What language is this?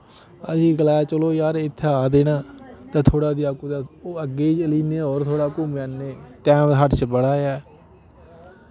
Dogri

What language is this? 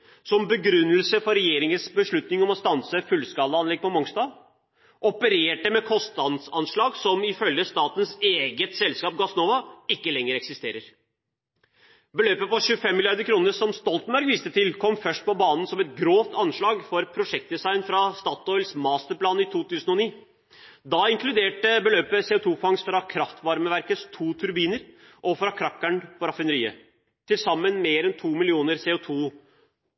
Norwegian Bokmål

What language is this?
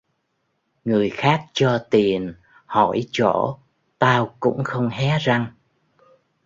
Vietnamese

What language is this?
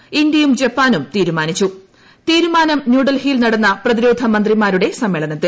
Malayalam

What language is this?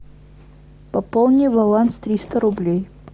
Russian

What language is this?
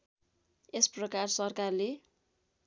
Nepali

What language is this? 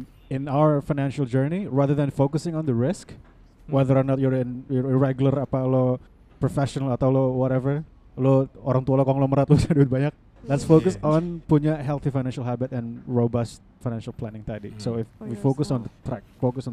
Indonesian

